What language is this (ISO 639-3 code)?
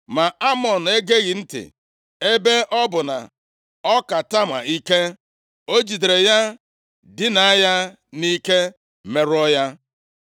ibo